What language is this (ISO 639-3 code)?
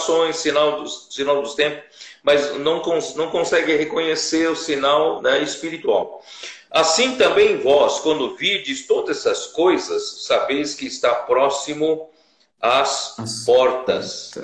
por